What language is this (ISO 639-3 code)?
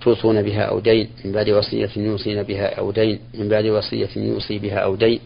ara